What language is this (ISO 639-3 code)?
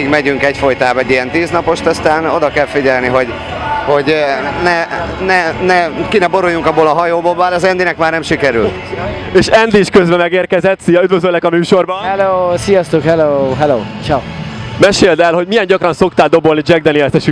hun